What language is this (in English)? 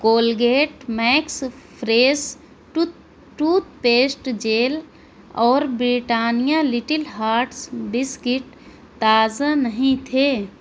Urdu